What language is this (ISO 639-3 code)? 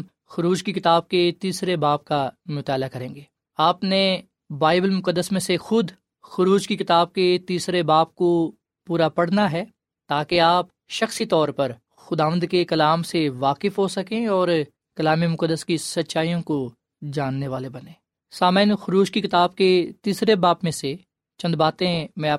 urd